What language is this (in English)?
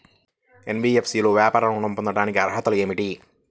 Telugu